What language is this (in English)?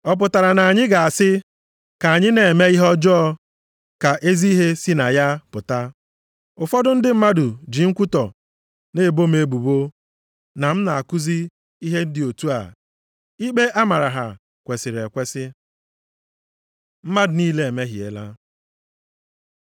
Igbo